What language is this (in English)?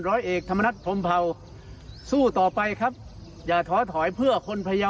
Thai